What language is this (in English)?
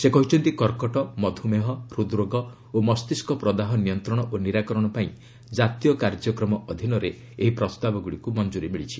Odia